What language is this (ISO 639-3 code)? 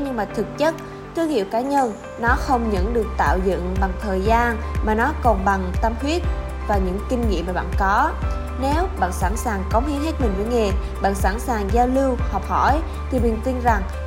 vie